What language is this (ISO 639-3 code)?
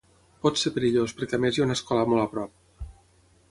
cat